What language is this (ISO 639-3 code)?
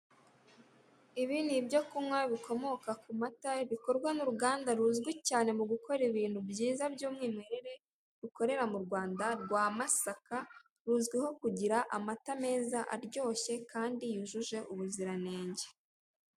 kin